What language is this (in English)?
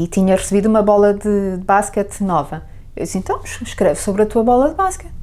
Portuguese